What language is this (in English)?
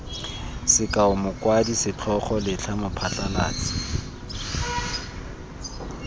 Tswana